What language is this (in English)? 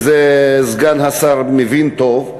Hebrew